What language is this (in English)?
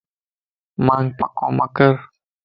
Lasi